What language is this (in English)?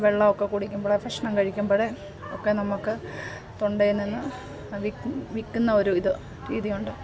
Malayalam